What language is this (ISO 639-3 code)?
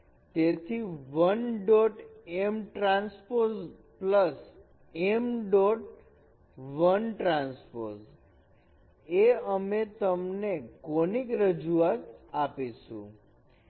guj